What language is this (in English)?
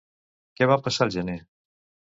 Catalan